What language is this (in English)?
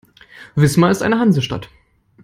German